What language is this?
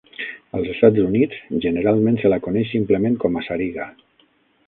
Catalan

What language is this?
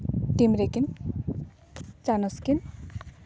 Santali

